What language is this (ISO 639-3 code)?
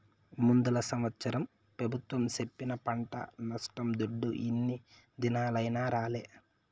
tel